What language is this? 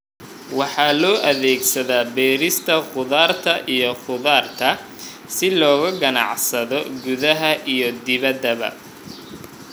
Somali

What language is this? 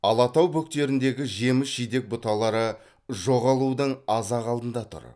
Kazakh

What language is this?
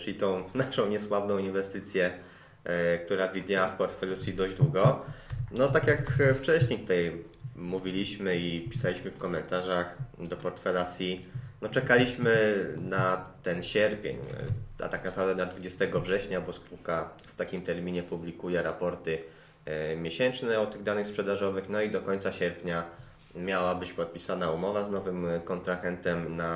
Polish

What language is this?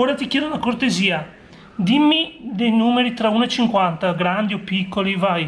Italian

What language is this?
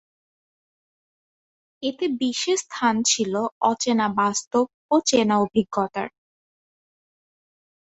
Bangla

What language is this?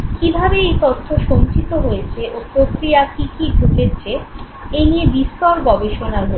Bangla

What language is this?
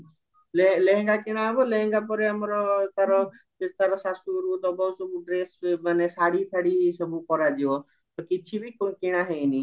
Odia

